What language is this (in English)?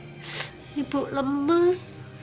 Indonesian